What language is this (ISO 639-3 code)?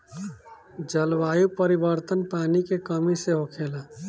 bho